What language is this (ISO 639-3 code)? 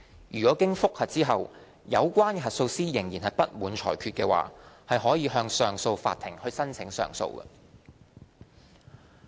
yue